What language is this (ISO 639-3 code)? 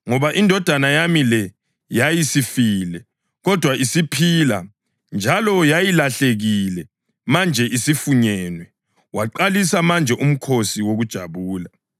nde